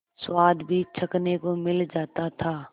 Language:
Hindi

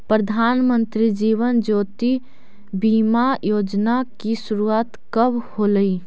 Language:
Magahi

